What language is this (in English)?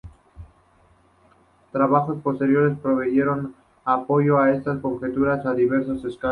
Spanish